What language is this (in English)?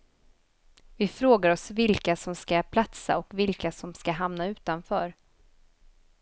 Swedish